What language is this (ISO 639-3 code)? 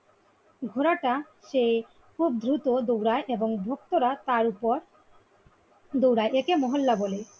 ben